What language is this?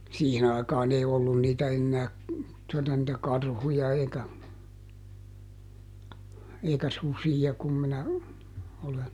Finnish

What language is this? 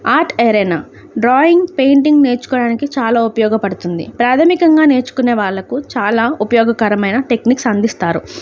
Telugu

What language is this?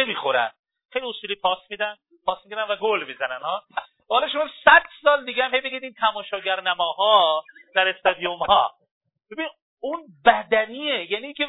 Persian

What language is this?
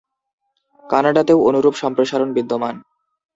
Bangla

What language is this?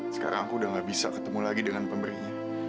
Indonesian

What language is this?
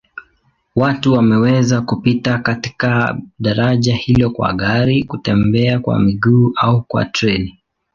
Swahili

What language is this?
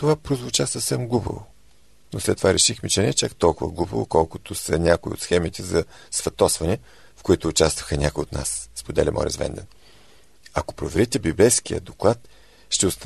Bulgarian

